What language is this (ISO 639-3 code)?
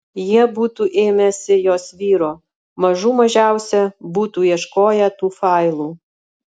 lit